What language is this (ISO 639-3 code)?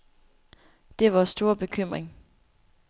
dan